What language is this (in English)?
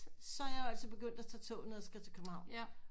Danish